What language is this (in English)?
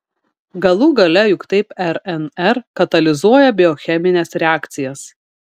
Lithuanian